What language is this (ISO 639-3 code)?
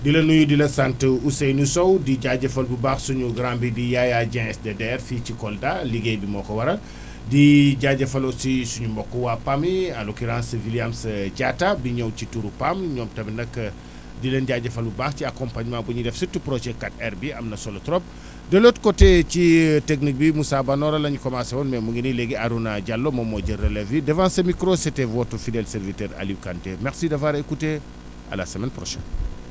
wol